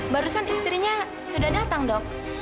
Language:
Indonesian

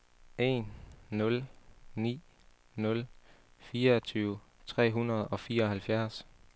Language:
Danish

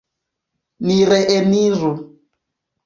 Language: Esperanto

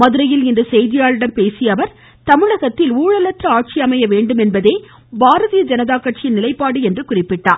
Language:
Tamil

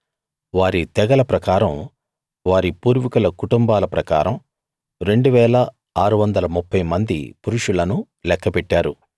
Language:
Telugu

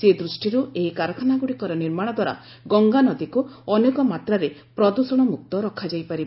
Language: Odia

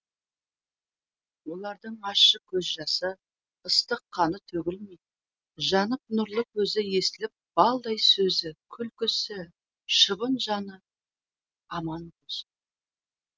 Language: Kazakh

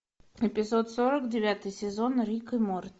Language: Russian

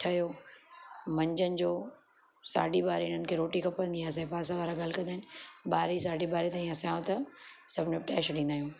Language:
Sindhi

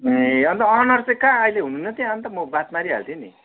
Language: Nepali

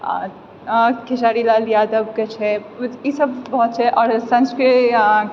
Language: Maithili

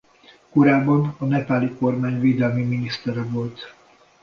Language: Hungarian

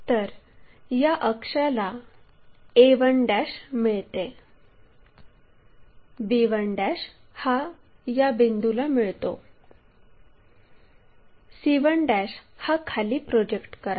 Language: Marathi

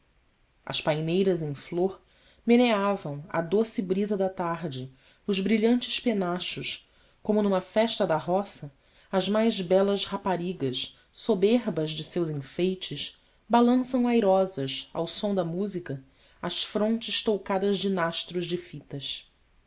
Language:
Portuguese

